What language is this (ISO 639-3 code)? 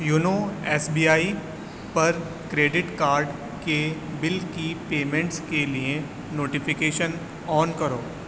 urd